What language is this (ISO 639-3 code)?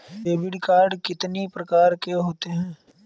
hin